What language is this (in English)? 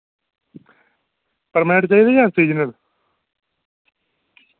Dogri